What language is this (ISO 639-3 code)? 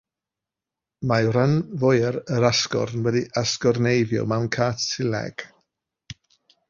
cym